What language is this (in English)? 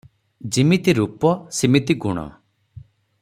Odia